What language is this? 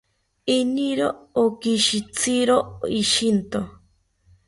South Ucayali Ashéninka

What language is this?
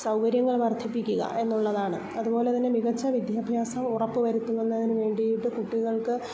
Malayalam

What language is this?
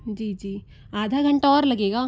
Hindi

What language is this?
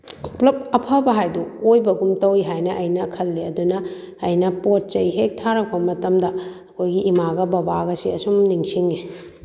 Manipuri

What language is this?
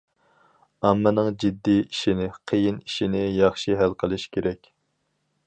Uyghur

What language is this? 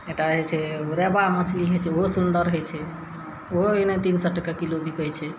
Maithili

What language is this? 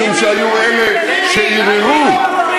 Hebrew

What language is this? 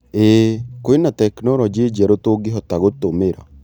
Kikuyu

